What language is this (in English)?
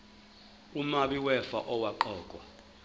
Zulu